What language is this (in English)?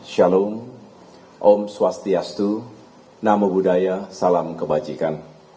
Indonesian